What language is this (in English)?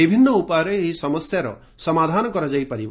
Odia